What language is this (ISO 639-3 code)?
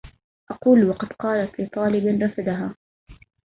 ara